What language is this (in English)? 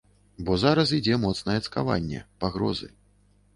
Belarusian